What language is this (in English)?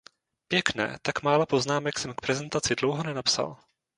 Czech